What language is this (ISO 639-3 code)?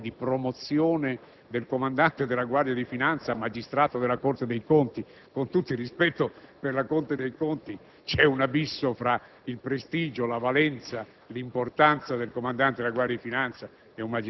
ita